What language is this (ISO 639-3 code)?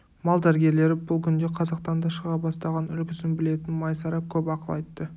kaz